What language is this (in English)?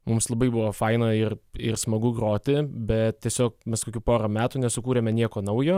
Lithuanian